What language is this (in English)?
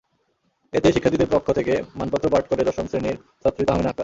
Bangla